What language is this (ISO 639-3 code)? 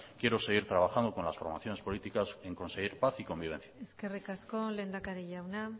spa